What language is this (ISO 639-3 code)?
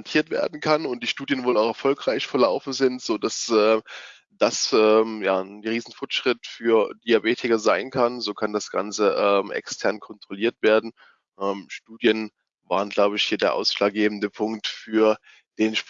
deu